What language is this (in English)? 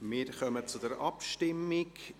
Swiss German